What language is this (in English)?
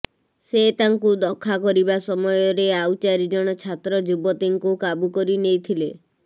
Odia